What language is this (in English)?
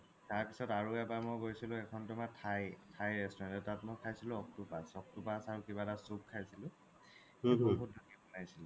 Assamese